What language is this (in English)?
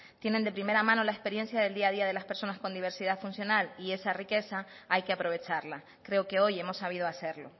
Spanish